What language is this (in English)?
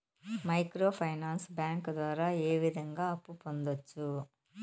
Telugu